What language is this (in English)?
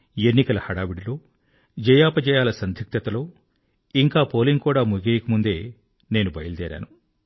Telugu